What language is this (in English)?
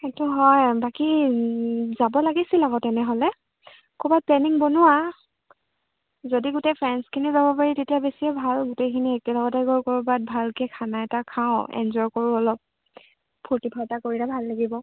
Assamese